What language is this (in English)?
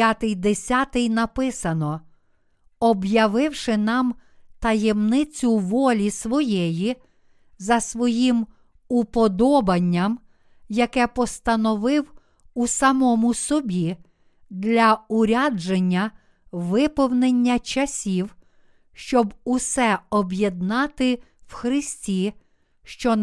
Ukrainian